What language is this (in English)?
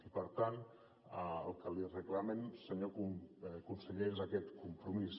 Catalan